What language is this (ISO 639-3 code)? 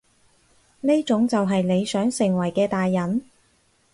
yue